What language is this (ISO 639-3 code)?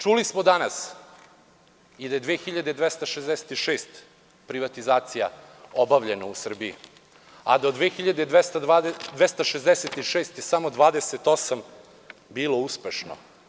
srp